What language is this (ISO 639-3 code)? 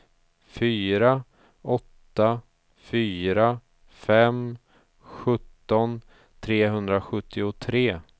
swe